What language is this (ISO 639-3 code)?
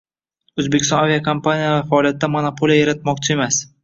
uzb